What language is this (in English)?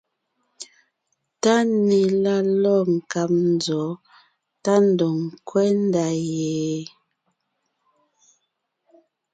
Ngiemboon